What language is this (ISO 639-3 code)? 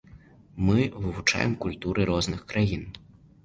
bel